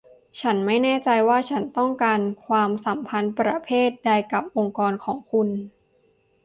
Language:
Thai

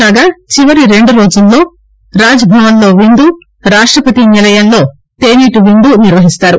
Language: Telugu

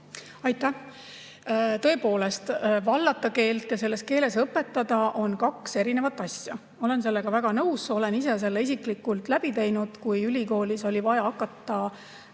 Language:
Estonian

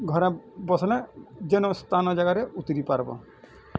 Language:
Odia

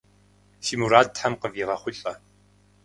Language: Kabardian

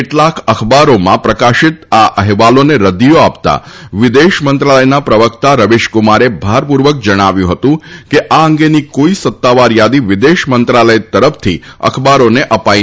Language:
Gujarati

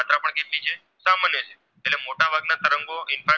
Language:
Gujarati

